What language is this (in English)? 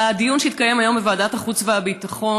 Hebrew